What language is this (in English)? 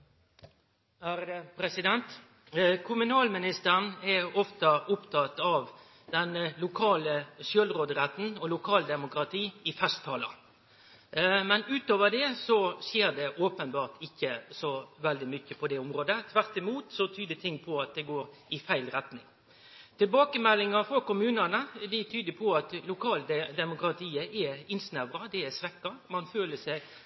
Norwegian